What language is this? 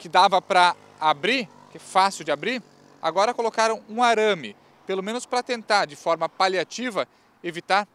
Portuguese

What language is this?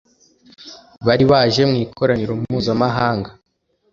Kinyarwanda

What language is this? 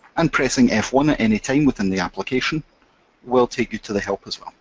English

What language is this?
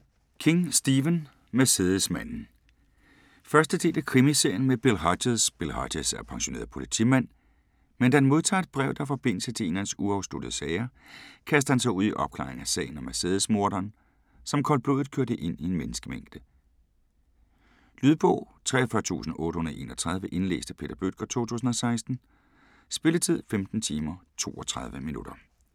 Danish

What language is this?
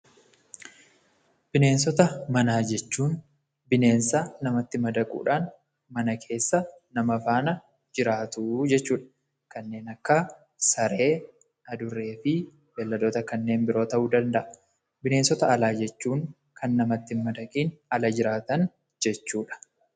Oromo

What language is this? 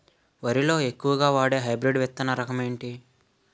Telugu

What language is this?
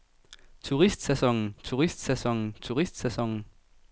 Danish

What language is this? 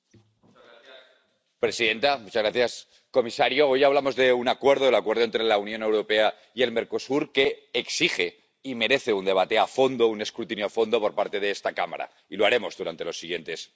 Spanish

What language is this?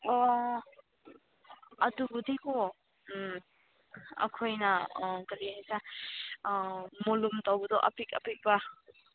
Manipuri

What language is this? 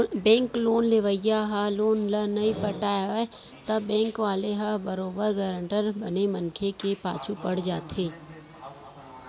Chhattisgarhi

